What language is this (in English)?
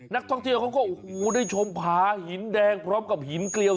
Thai